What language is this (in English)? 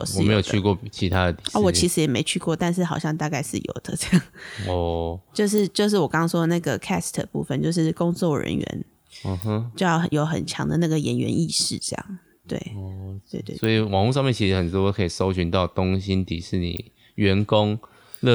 Chinese